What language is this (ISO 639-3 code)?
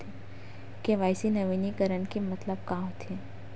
hne